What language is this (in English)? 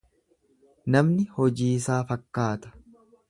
Oromo